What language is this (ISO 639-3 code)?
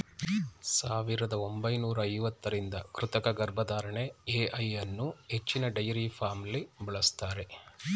kan